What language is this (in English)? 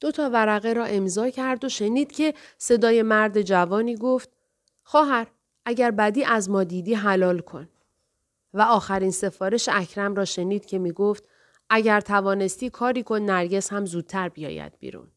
Persian